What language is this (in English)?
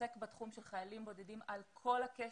Hebrew